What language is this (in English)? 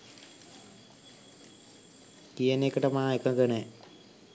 Sinhala